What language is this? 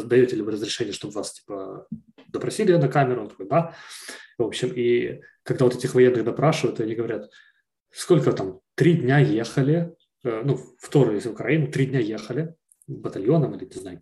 Russian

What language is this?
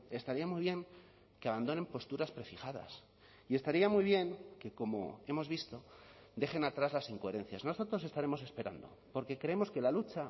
Spanish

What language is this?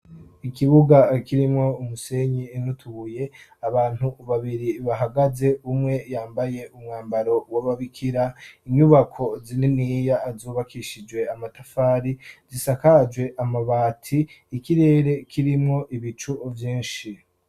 Rundi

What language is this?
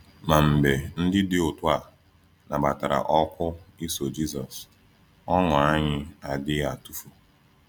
Igbo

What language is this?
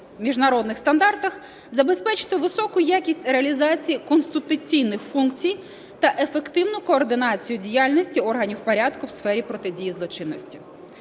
Ukrainian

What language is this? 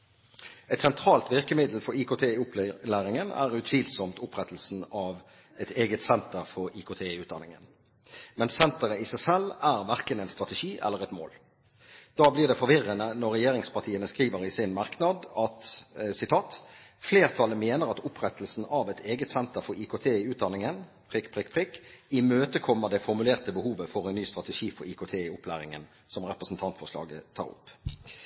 Norwegian Bokmål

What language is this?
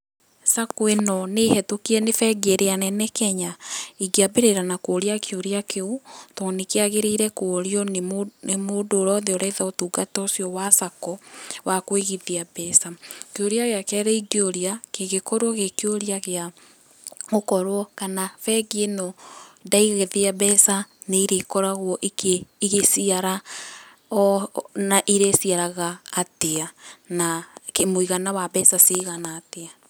Kikuyu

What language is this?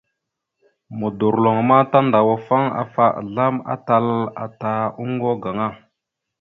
Mada (Cameroon)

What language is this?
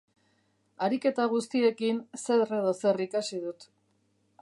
Basque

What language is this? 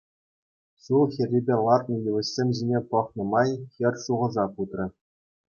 Chuvash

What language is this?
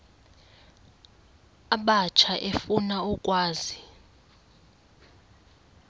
Xhosa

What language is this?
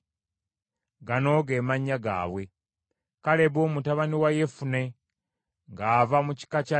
Ganda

